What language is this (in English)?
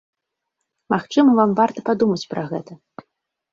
Belarusian